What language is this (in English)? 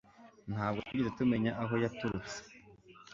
Kinyarwanda